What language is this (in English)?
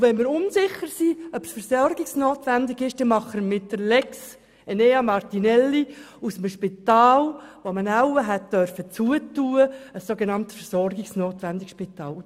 Swiss German